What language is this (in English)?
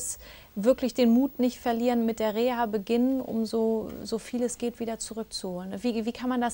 German